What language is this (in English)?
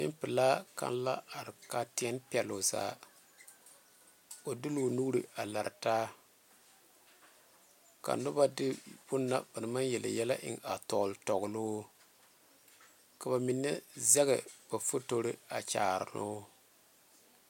Southern Dagaare